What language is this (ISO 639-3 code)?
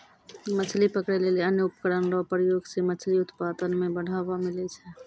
mai